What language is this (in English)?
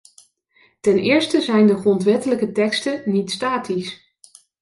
Dutch